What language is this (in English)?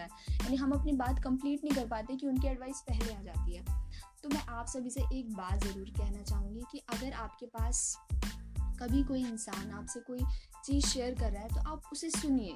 Hindi